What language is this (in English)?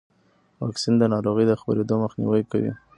Pashto